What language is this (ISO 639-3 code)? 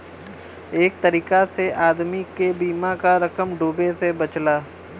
bho